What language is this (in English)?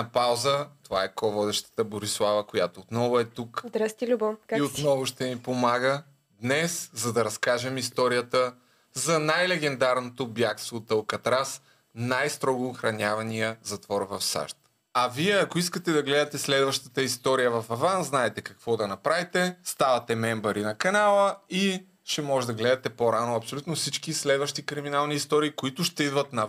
Bulgarian